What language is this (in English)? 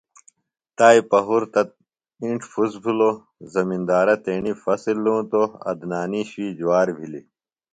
Phalura